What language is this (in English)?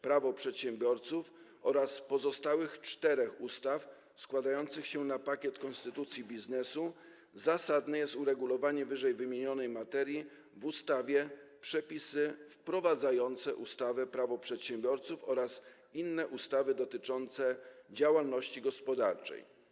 Polish